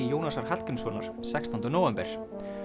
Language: Icelandic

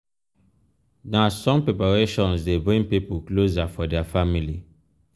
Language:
Nigerian Pidgin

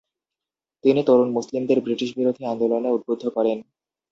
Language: Bangla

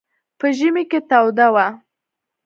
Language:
Pashto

